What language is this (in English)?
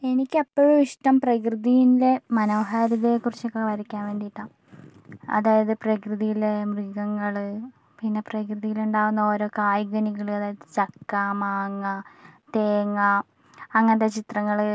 Malayalam